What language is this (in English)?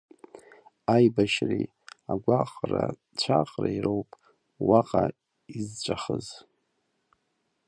Abkhazian